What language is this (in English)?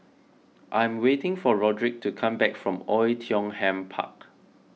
English